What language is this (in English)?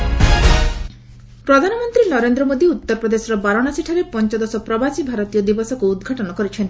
Odia